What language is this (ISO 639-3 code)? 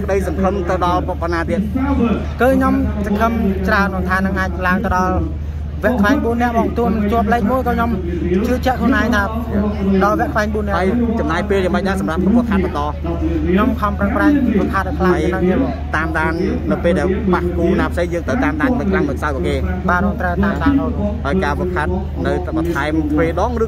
tha